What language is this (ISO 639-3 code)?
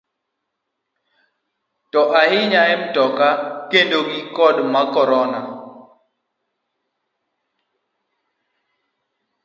luo